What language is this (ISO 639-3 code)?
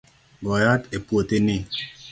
luo